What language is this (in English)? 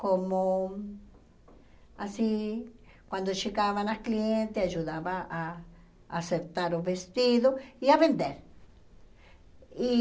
Portuguese